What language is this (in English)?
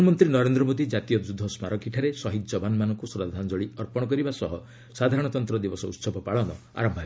Odia